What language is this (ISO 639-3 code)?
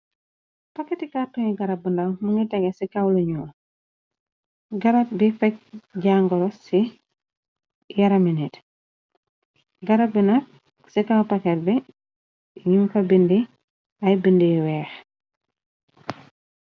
wol